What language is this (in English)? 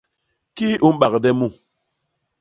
Basaa